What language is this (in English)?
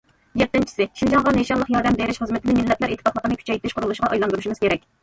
Uyghur